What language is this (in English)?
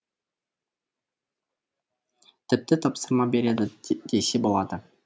Kazakh